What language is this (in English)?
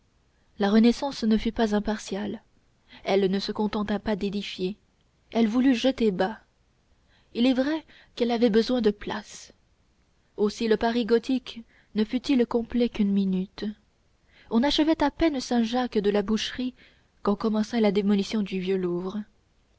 French